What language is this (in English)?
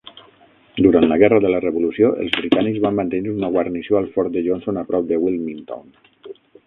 Catalan